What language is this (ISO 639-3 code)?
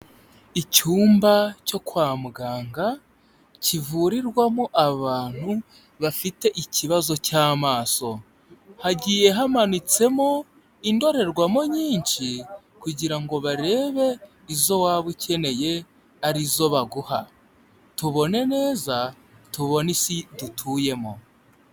kin